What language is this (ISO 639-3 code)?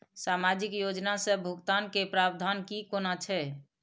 mai